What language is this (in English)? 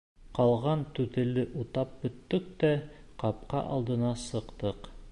Bashkir